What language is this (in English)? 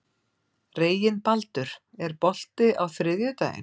Icelandic